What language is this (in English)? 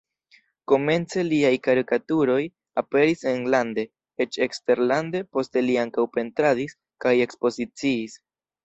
Esperanto